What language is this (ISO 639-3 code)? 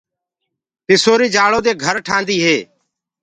ggg